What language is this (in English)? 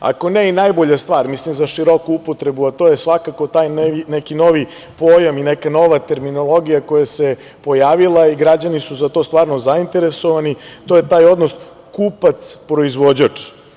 Serbian